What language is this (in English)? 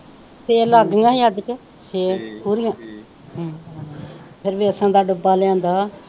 Punjabi